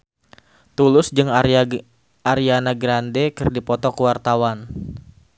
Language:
Sundanese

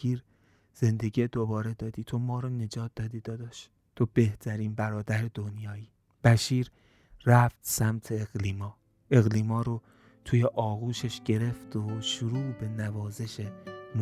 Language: Persian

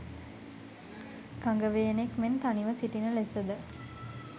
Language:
Sinhala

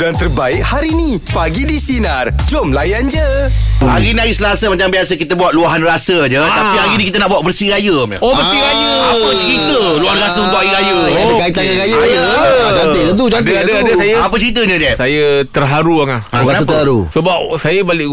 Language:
Malay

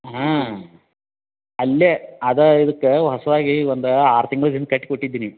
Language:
Kannada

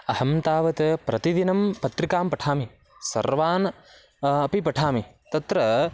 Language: Sanskrit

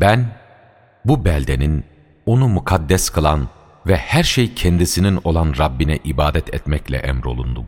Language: Turkish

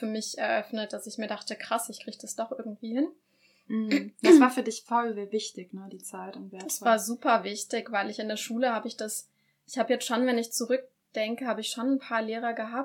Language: German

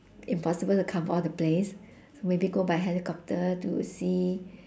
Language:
English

